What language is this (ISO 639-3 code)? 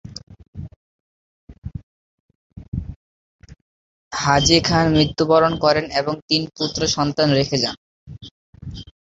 ben